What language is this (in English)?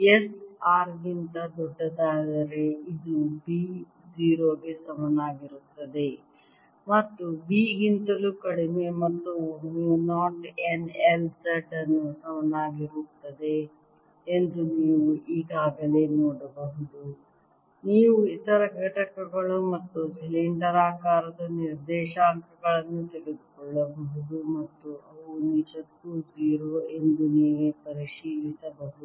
Kannada